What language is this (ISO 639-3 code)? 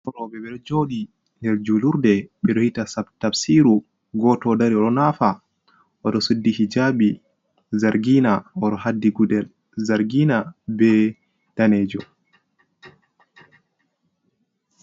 ful